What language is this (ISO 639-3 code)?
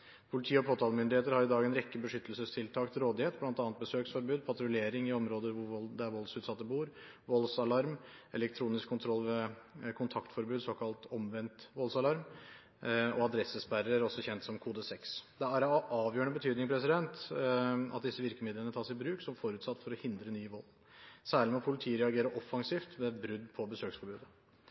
nob